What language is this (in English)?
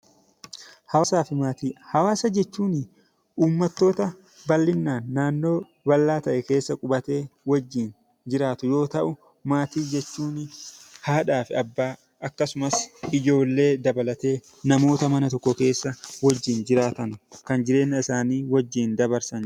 Oromo